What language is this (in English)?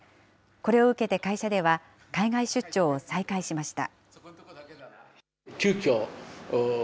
Japanese